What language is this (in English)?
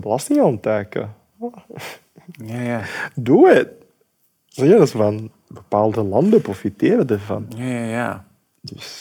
Dutch